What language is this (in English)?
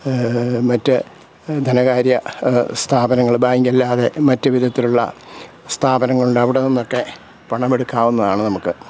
Malayalam